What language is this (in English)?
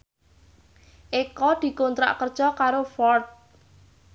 Javanese